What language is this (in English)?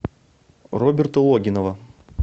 Russian